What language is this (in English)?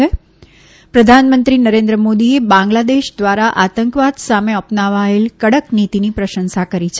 Gujarati